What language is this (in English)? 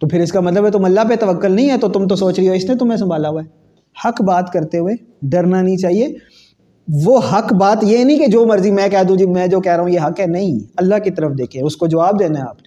Urdu